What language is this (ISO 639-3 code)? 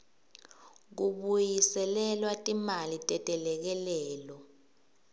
ssw